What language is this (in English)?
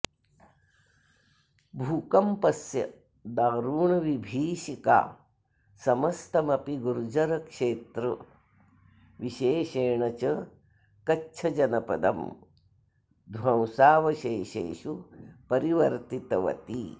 Sanskrit